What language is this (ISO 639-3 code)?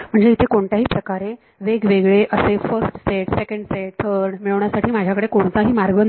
mar